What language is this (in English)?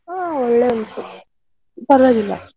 Kannada